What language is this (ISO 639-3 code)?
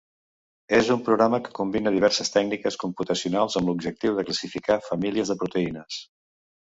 cat